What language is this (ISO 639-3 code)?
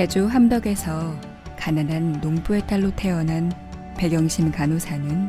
kor